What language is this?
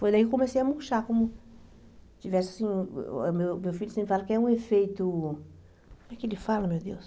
Portuguese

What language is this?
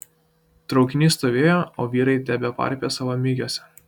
Lithuanian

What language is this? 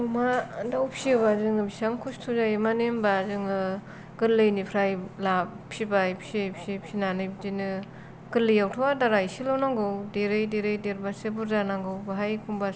Bodo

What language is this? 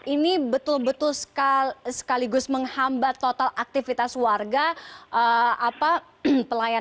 Indonesian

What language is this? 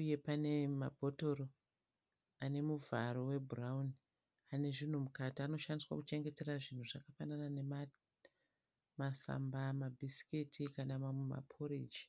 Shona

